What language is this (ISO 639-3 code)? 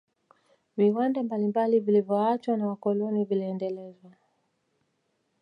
swa